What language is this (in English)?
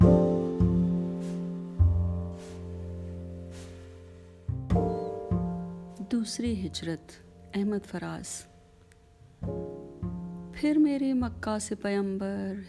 Urdu